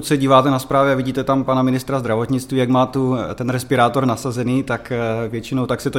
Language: Czech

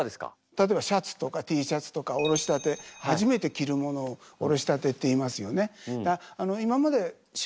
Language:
Japanese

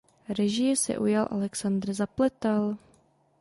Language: Czech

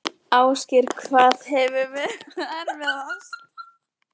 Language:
Icelandic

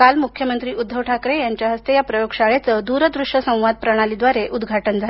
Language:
Marathi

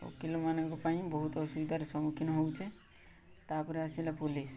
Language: Odia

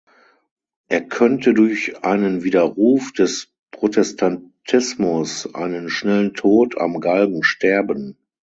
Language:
German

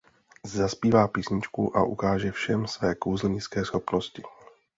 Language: Czech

